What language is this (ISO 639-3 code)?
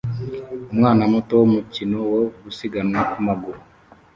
kin